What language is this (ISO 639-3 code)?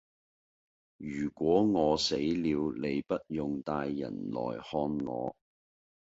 yue